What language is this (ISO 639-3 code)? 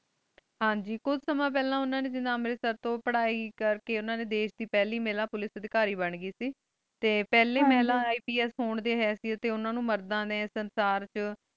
pan